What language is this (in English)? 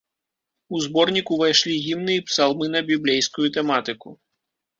Belarusian